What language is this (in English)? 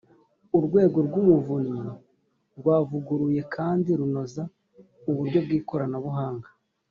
Kinyarwanda